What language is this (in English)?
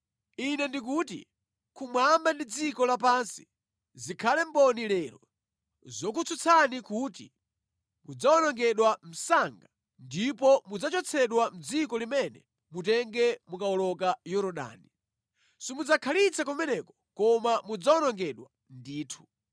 Nyanja